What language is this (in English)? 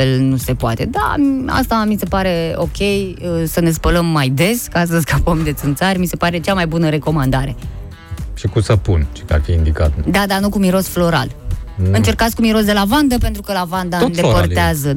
Romanian